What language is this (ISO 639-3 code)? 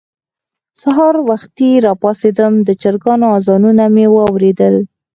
pus